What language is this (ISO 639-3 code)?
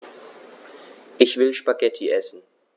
deu